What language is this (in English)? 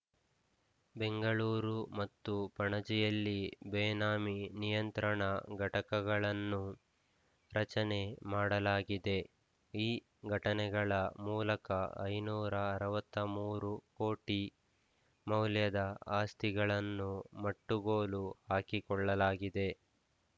Kannada